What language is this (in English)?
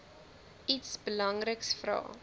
Afrikaans